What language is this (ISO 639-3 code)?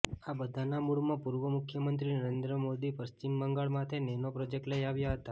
guj